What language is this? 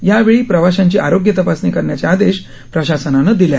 Marathi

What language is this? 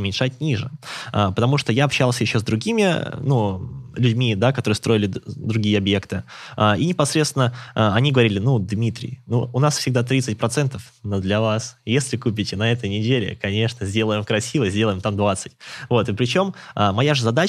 Russian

